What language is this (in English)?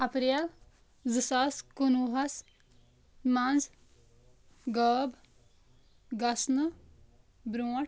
Kashmiri